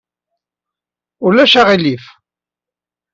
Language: Kabyle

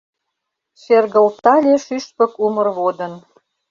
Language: Mari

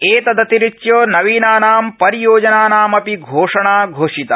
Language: Sanskrit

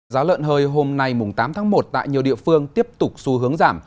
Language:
Vietnamese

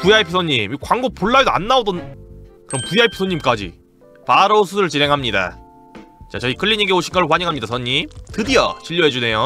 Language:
Korean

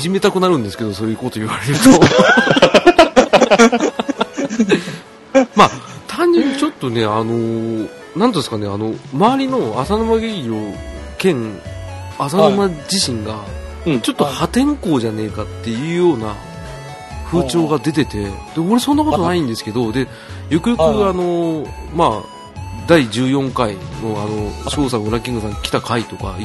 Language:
Japanese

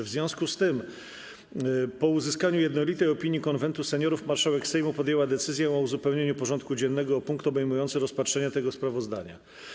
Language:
Polish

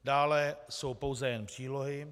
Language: Czech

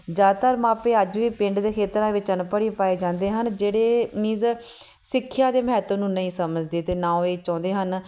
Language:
Punjabi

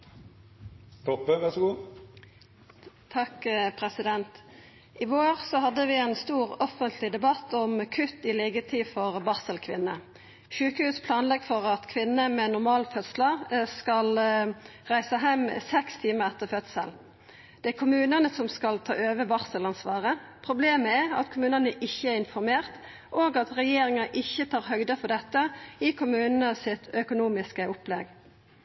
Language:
Norwegian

